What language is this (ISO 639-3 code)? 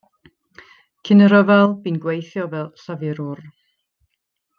cym